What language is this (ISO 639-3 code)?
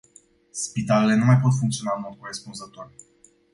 ron